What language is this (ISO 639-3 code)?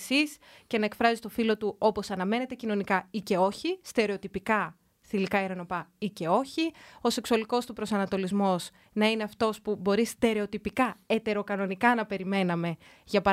ell